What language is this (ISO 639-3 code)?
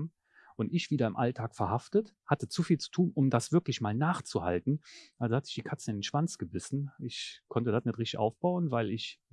deu